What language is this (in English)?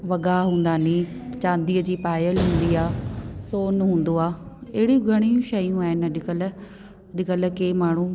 Sindhi